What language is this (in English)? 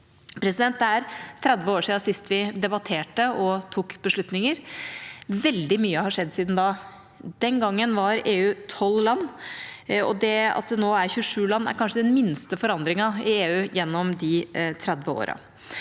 Norwegian